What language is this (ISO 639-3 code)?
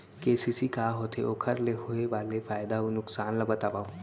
hne